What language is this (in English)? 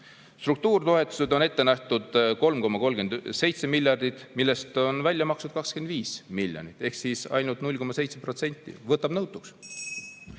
Estonian